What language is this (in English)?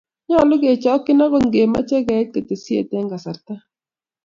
Kalenjin